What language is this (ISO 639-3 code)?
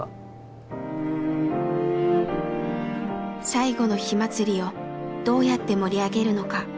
jpn